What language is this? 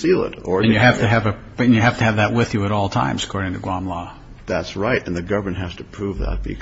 English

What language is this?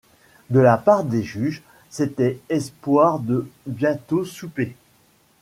French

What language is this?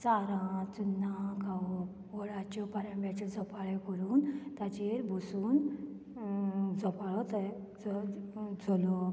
Konkani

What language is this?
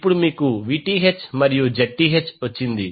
Telugu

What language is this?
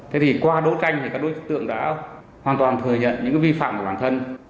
Vietnamese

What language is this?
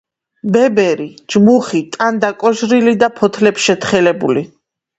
Georgian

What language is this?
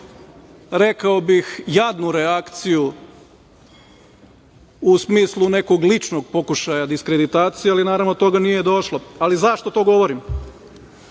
Serbian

